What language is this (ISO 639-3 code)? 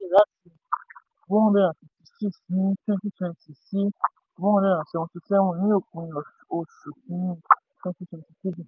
yor